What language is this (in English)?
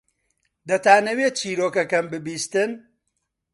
Central Kurdish